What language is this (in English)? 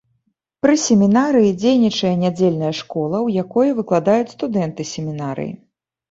Belarusian